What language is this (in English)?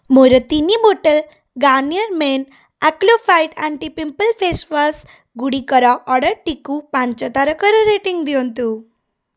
Odia